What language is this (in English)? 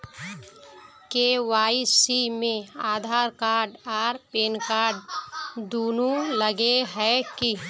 Magahi